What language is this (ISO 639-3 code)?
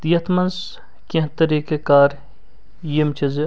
kas